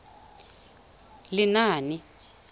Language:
Tswana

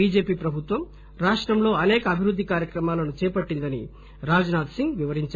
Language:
Telugu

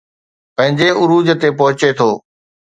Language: Sindhi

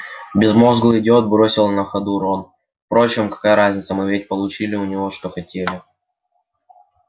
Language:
Russian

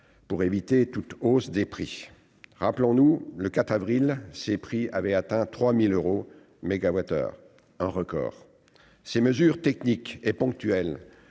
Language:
French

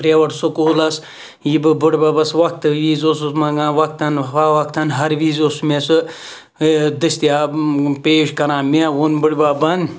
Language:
Kashmiri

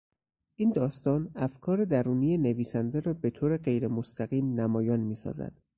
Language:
Persian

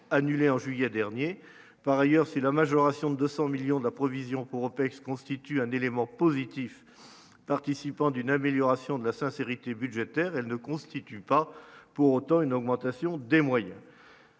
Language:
French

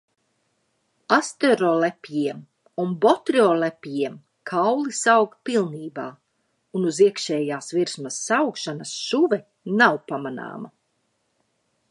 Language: Latvian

